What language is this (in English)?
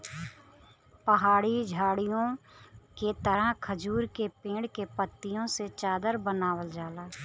Bhojpuri